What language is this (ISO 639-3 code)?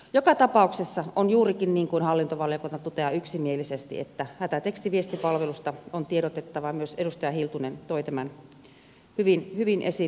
fin